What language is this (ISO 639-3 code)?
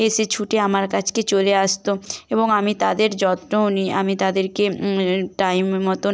ben